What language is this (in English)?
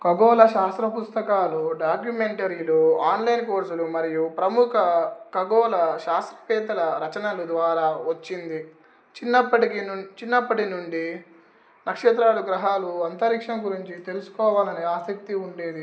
Telugu